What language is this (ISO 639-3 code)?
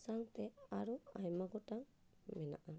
sat